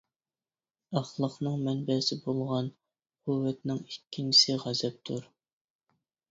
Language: Uyghur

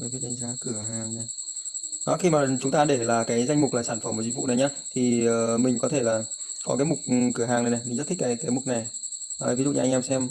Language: Vietnamese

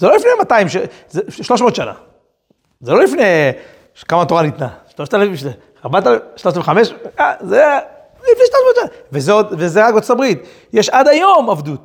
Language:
Hebrew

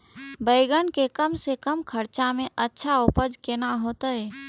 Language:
Maithili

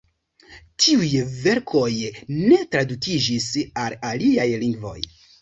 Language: Esperanto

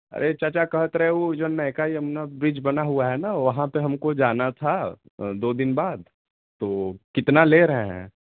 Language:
Hindi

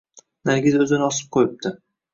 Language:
Uzbek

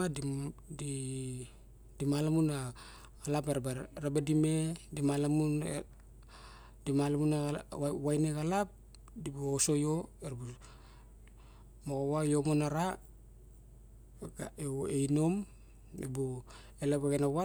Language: Barok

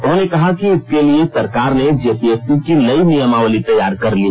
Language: Hindi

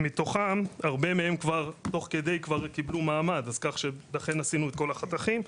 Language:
Hebrew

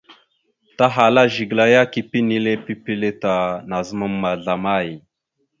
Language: Mada (Cameroon)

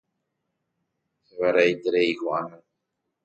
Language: Guarani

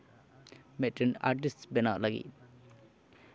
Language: Santali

